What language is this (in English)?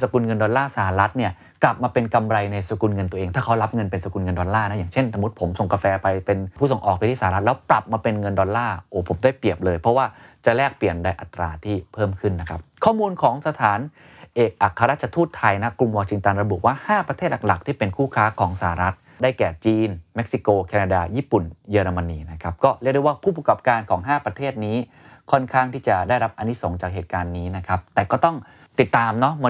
Thai